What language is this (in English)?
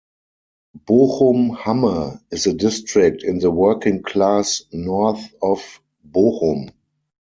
English